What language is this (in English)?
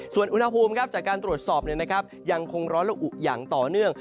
Thai